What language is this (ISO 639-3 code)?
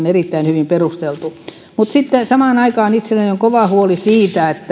fin